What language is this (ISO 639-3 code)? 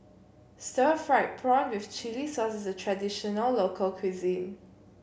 eng